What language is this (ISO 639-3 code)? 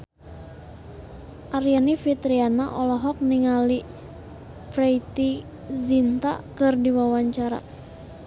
sun